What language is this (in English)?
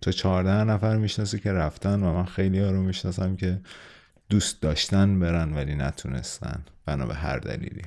Persian